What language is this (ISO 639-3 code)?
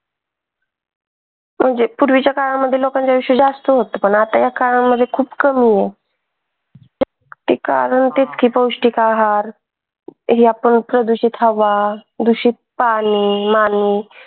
mar